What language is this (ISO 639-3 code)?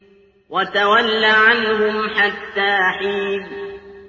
ara